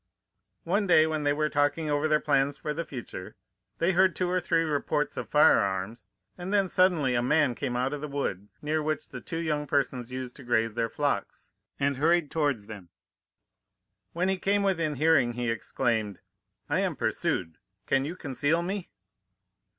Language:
English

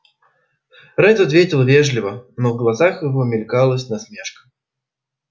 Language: Russian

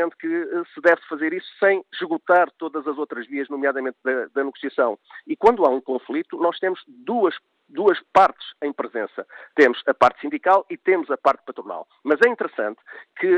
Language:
Portuguese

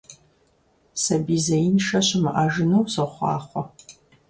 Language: Kabardian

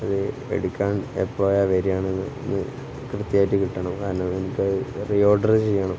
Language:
Malayalam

